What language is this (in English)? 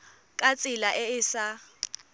Tswana